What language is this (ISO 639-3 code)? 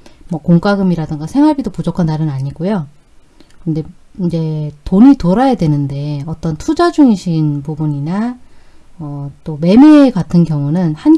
kor